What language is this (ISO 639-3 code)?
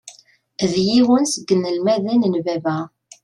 kab